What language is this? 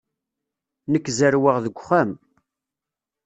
Kabyle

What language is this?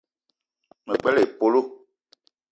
Eton (Cameroon)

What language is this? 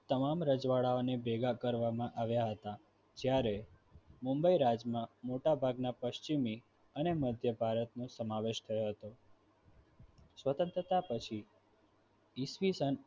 Gujarati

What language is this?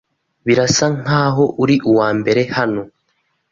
Kinyarwanda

